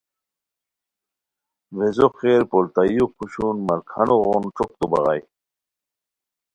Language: Khowar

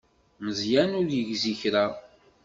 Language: Kabyle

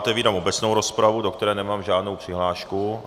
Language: Czech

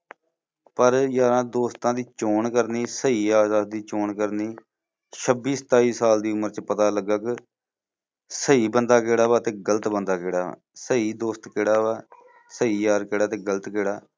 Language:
Punjabi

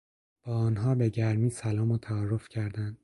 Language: Persian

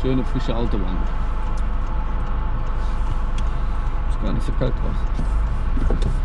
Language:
German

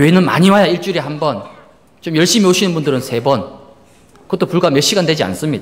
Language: Korean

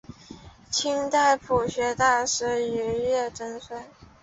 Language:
Chinese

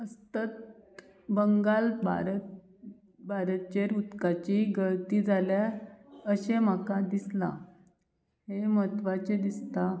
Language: Konkani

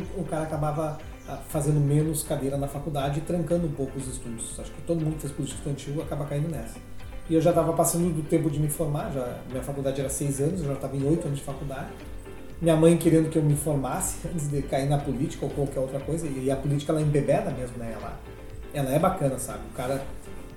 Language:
Portuguese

